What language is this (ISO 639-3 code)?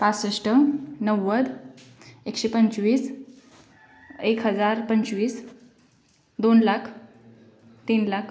mar